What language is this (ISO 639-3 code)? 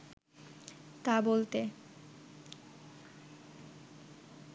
ben